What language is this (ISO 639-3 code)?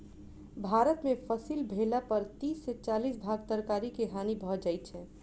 mai